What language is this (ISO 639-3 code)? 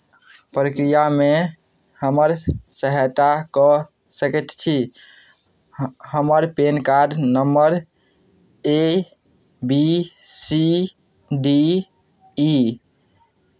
mai